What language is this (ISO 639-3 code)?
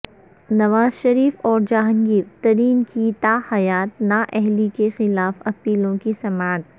urd